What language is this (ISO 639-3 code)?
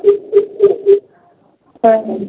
mai